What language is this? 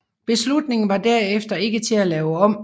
Danish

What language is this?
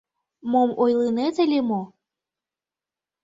Mari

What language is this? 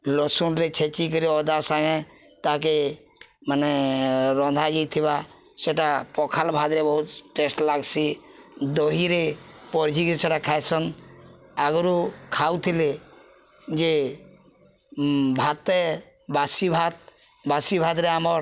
Odia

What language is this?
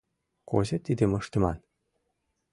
Mari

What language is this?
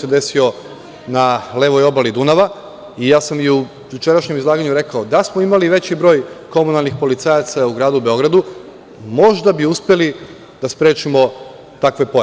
Serbian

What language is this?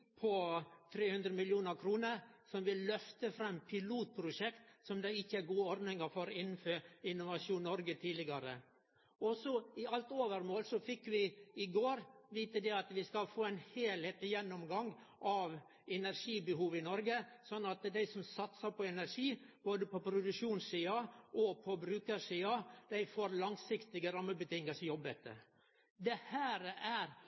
Norwegian Nynorsk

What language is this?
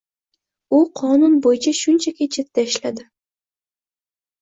Uzbek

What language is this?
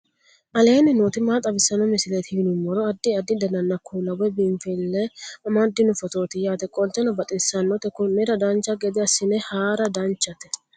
Sidamo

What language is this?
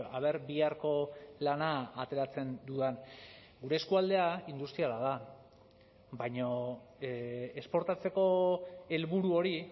Basque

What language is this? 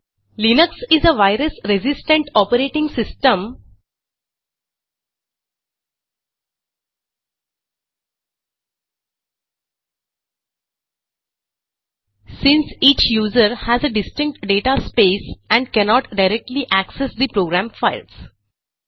Marathi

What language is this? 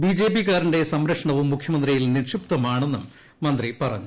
Malayalam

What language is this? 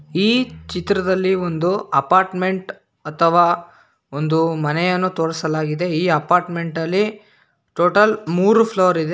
Kannada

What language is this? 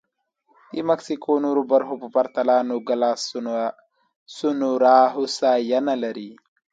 Pashto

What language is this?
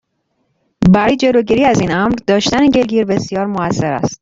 Persian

